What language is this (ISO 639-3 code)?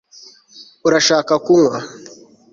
kin